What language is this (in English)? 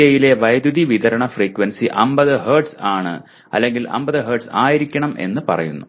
Malayalam